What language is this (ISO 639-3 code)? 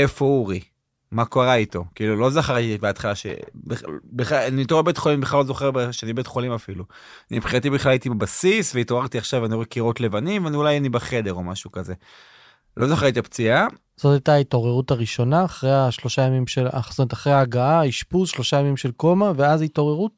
heb